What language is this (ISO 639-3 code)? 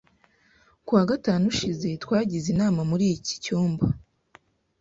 kin